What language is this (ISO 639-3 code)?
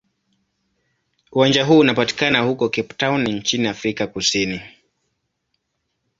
swa